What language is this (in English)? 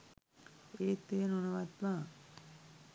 Sinhala